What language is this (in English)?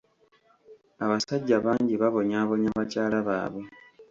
Ganda